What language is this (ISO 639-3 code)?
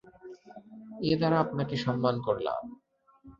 ben